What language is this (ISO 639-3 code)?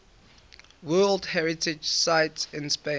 eng